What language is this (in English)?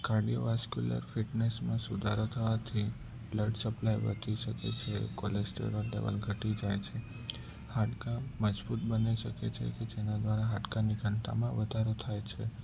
Gujarati